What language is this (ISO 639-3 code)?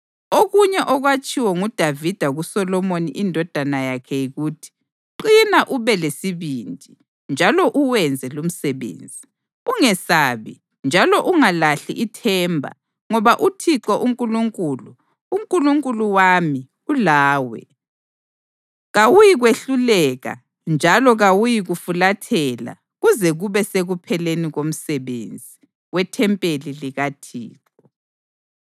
nde